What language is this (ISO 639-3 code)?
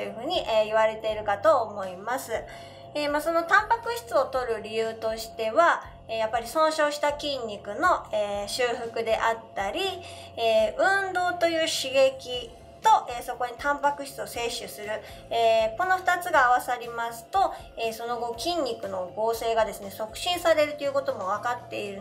jpn